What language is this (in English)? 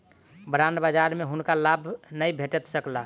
Maithili